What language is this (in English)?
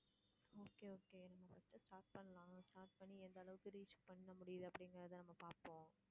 Tamil